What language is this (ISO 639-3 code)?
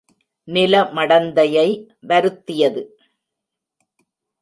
tam